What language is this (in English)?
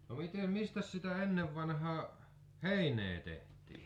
Finnish